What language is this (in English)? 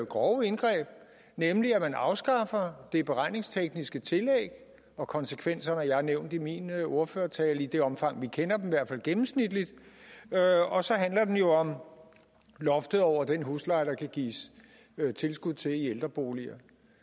Danish